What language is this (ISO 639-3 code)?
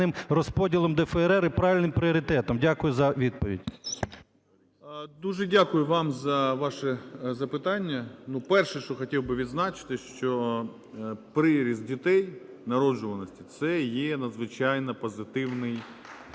ukr